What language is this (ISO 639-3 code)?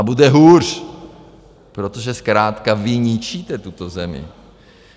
ces